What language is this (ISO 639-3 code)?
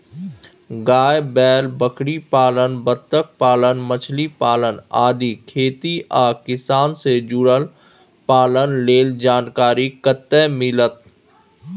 mai